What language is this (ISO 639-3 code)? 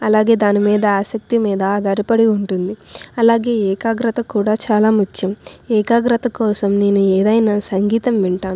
tel